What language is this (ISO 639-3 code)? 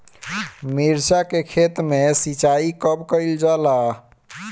bho